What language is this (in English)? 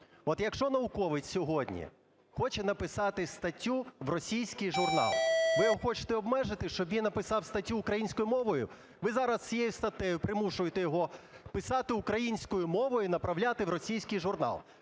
Ukrainian